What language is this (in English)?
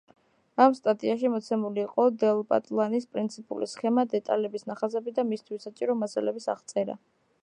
Georgian